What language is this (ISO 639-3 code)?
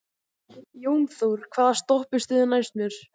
isl